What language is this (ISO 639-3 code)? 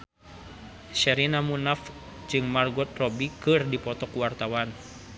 sun